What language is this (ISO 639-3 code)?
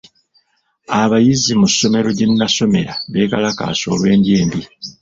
lug